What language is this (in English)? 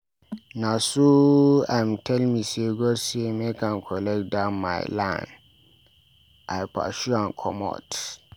Nigerian Pidgin